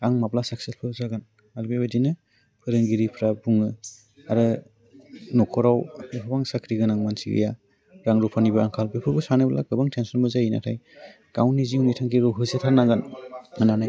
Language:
Bodo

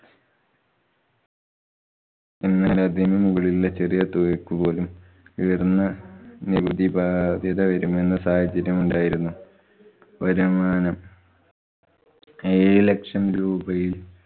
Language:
Malayalam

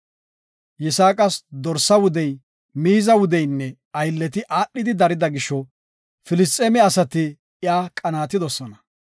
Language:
Gofa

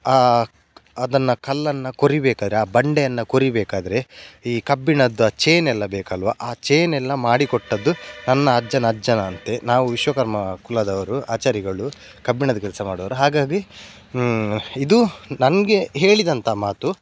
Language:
Kannada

